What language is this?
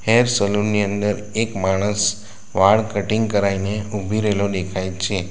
Gujarati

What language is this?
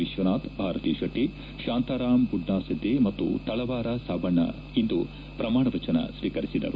Kannada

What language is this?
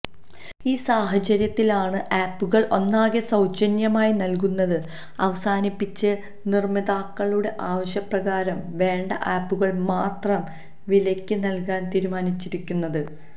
Malayalam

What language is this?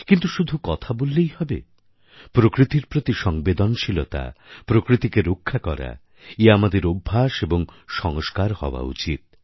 Bangla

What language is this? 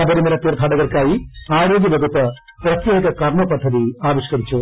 Malayalam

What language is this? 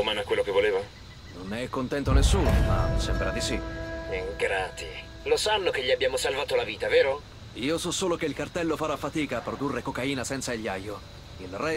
Italian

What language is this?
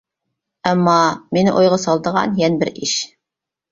Uyghur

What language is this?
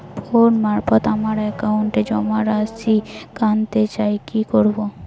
Bangla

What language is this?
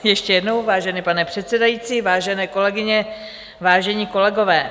Czech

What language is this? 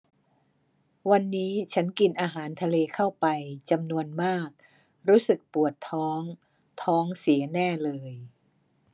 Thai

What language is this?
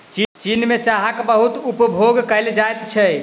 Maithili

